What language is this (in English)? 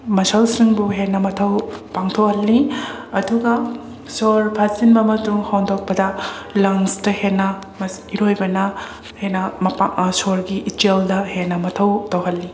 Manipuri